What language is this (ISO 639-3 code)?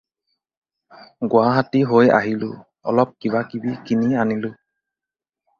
asm